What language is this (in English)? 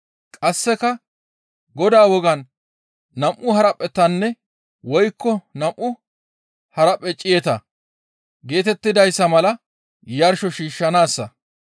Gamo